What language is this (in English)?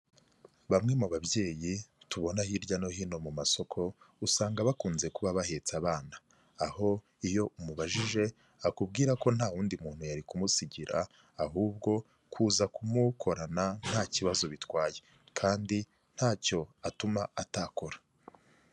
Kinyarwanda